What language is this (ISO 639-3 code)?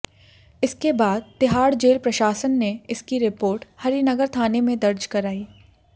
hin